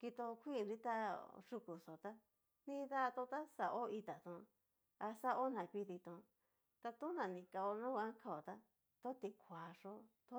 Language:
Cacaloxtepec Mixtec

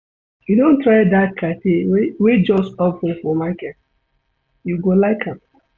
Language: Nigerian Pidgin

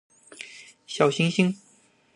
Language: Chinese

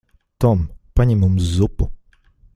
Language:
Latvian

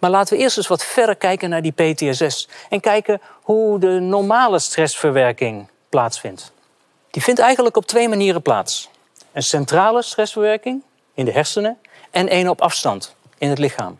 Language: Dutch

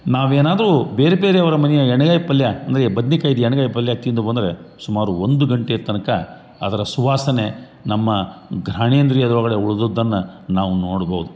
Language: Kannada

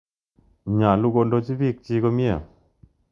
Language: Kalenjin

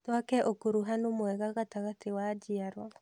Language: Kikuyu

